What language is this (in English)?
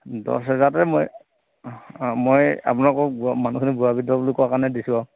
Assamese